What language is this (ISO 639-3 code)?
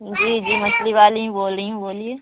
urd